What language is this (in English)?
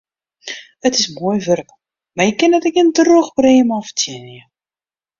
Western Frisian